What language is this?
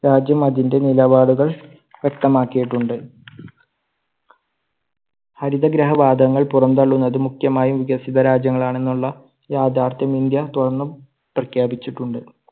Malayalam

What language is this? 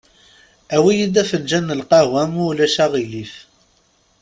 Kabyle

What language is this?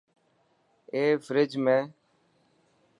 Dhatki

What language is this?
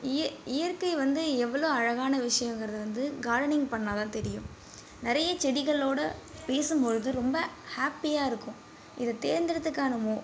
Tamil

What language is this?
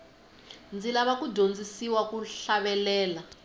Tsonga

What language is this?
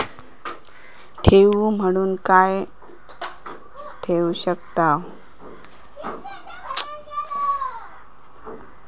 Marathi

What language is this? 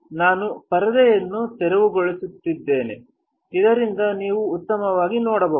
Kannada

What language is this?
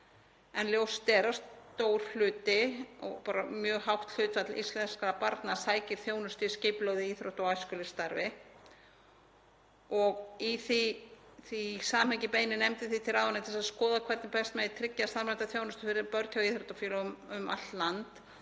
Icelandic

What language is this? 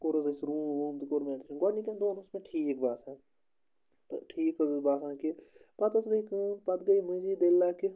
Kashmiri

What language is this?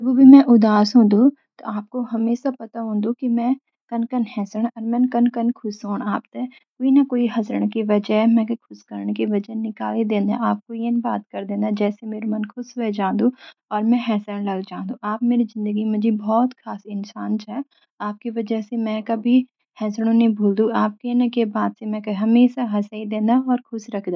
Garhwali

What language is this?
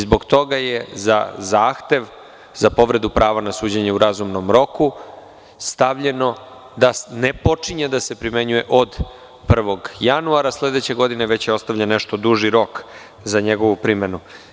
Serbian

